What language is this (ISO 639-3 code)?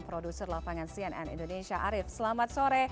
ind